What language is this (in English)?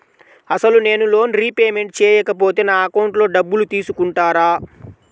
Telugu